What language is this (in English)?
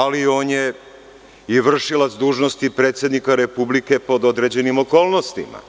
Serbian